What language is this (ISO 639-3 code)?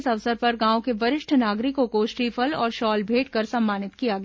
hin